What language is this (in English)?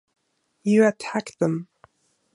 English